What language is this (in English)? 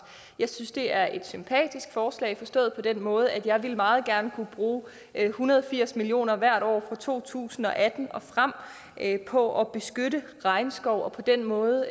Danish